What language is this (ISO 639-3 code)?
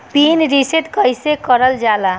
bho